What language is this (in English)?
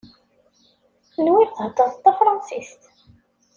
Kabyle